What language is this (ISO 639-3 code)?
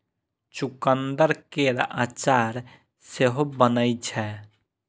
mai